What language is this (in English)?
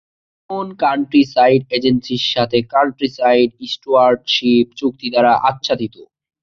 Bangla